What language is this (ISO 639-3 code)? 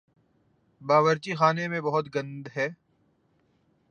urd